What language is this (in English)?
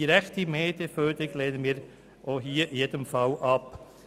Swiss German